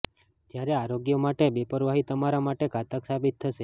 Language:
Gujarati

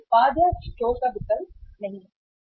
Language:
Hindi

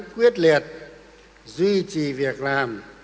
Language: Vietnamese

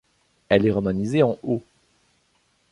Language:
French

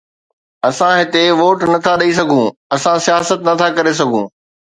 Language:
Sindhi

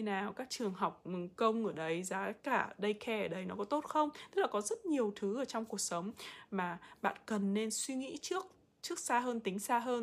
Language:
Vietnamese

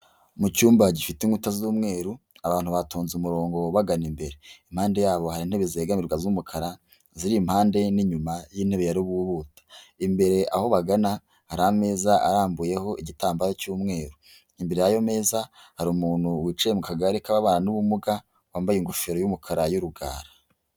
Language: Kinyarwanda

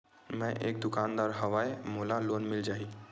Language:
Chhattisgarhi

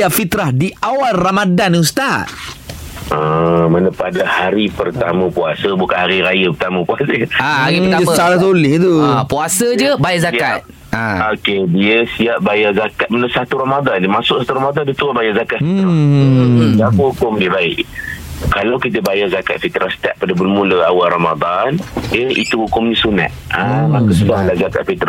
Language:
Malay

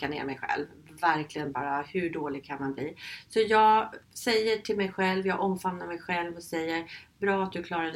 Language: Swedish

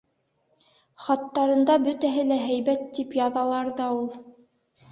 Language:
Bashkir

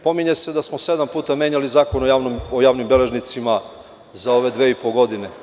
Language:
Serbian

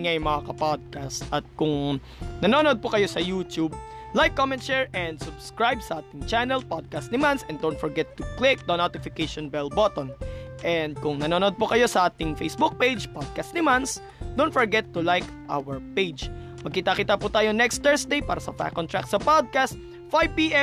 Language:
Filipino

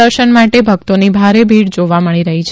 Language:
Gujarati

